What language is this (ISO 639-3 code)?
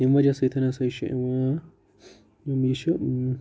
kas